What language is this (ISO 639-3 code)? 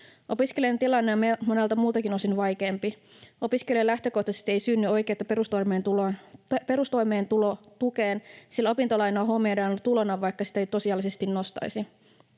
fin